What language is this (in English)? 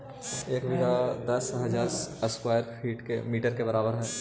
Magahi